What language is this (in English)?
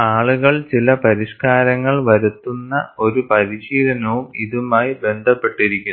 Malayalam